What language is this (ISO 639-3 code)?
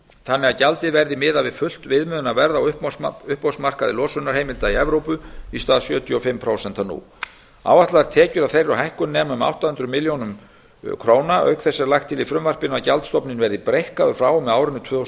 isl